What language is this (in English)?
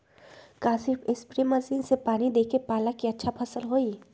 Magahi